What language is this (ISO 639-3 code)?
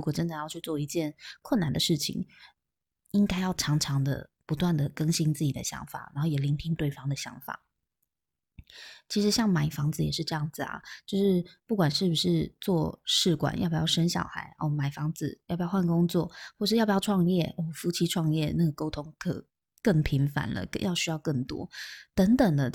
zho